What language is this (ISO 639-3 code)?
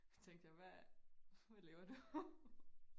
dan